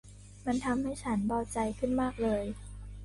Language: Thai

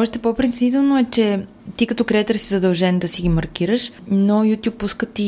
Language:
Bulgarian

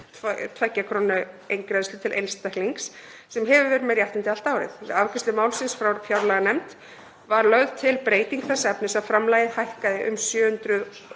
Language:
Icelandic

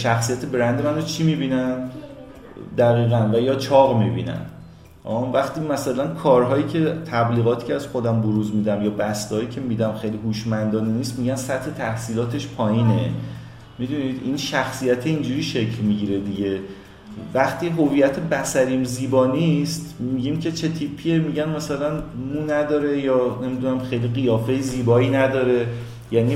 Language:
Persian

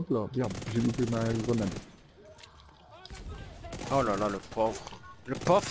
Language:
French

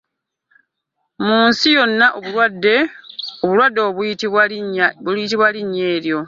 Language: Ganda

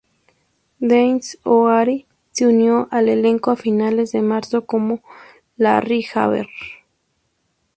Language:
Spanish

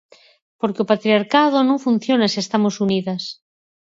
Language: Galician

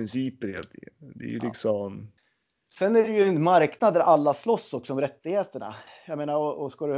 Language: Swedish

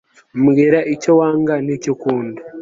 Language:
Kinyarwanda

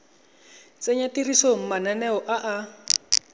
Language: Tswana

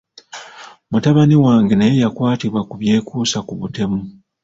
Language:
Ganda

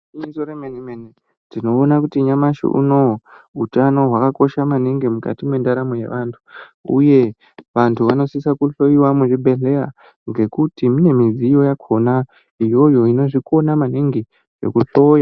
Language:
Ndau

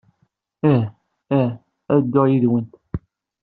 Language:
Kabyle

